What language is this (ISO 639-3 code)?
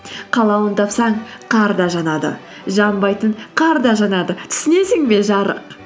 kaz